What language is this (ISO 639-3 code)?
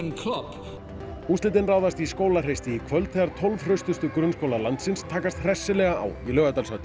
isl